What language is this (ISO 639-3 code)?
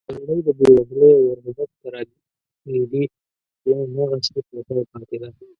pus